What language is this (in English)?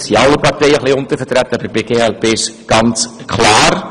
Swiss German